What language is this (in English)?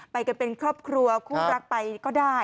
Thai